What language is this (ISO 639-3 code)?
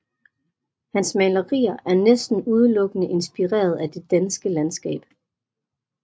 dan